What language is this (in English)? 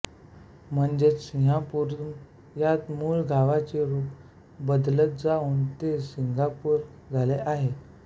Marathi